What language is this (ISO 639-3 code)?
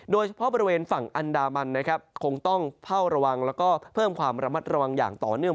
tha